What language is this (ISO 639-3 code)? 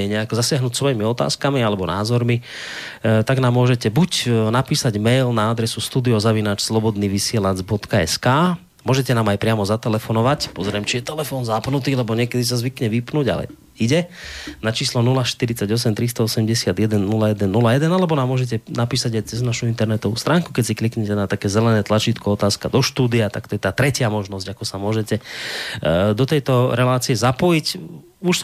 slk